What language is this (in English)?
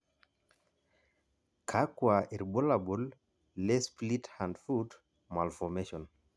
Masai